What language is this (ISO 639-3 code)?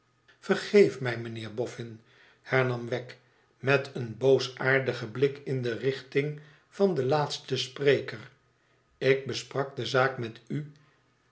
nld